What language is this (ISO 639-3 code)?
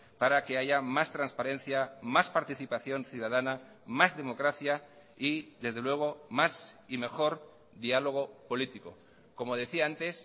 spa